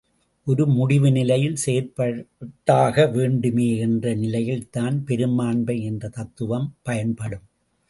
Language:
Tamil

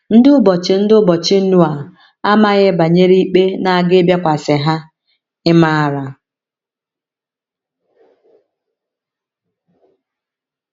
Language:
Igbo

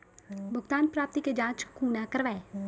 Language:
Maithili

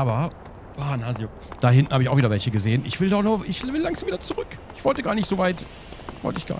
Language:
German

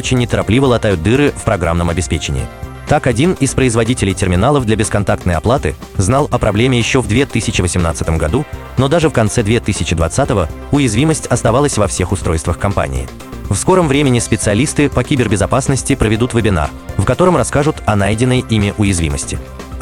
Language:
Russian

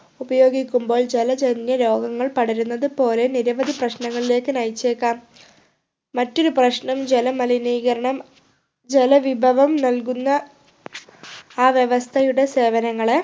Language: Malayalam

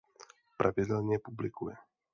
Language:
Czech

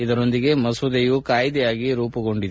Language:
Kannada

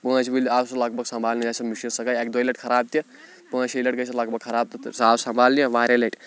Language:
Kashmiri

